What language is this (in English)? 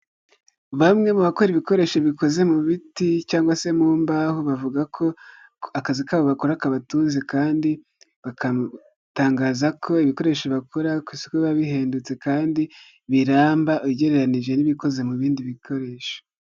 Kinyarwanda